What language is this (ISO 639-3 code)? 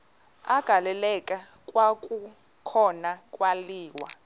xho